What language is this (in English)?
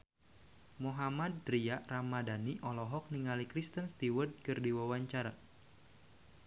Sundanese